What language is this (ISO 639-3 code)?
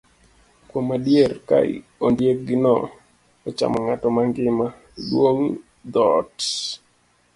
luo